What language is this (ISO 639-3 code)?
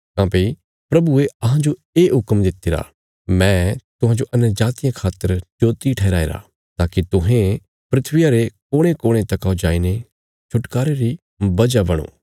kfs